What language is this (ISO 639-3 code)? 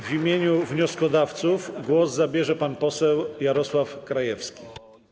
pol